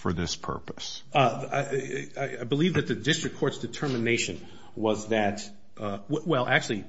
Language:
English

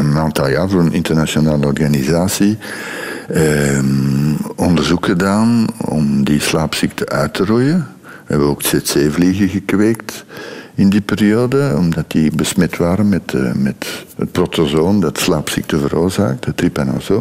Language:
Dutch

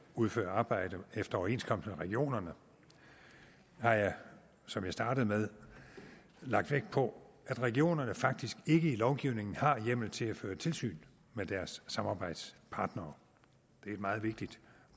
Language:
Danish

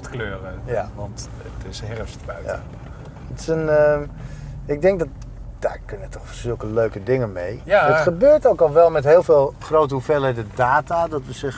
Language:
Dutch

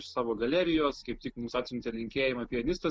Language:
Lithuanian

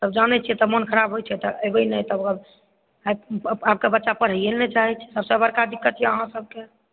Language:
Maithili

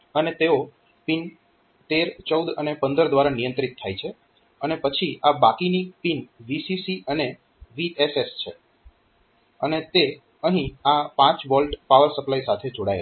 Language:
Gujarati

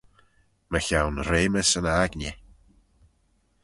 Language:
Manx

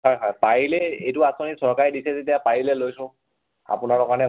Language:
Assamese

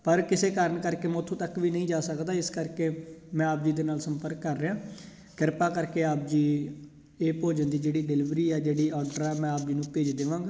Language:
Punjabi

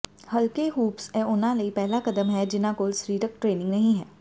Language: Punjabi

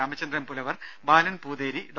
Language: Malayalam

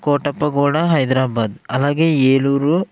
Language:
Telugu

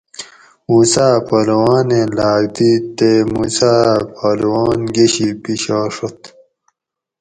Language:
Gawri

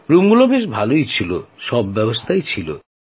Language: Bangla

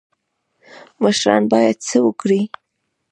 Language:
Pashto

